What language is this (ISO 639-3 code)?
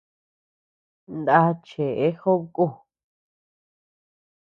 cux